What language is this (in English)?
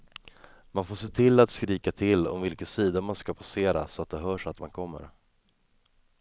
Swedish